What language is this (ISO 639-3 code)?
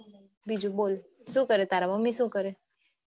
guj